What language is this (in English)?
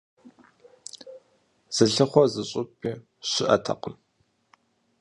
Kabardian